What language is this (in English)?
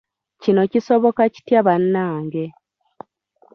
Ganda